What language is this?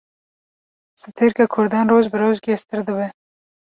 Kurdish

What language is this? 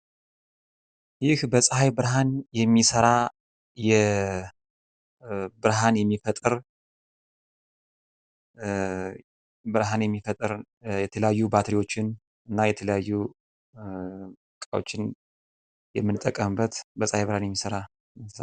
Amharic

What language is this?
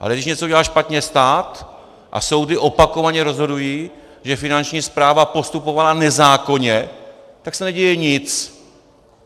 Czech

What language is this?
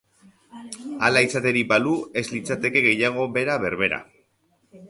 Basque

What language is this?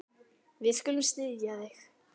Icelandic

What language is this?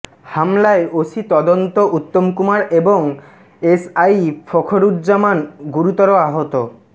Bangla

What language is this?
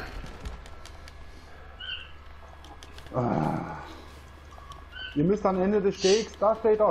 German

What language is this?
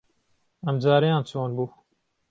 Central Kurdish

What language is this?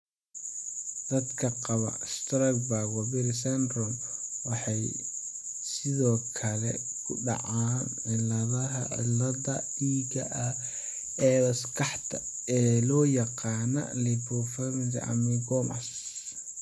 Somali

